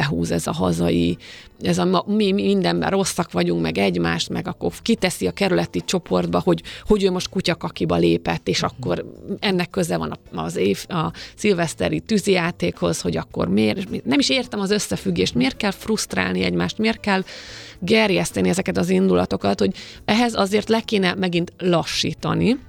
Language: Hungarian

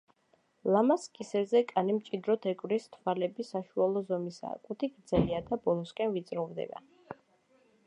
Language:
Georgian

